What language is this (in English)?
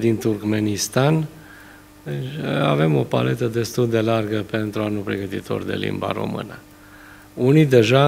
Romanian